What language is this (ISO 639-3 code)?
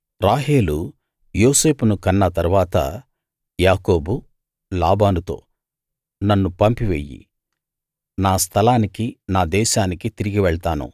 tel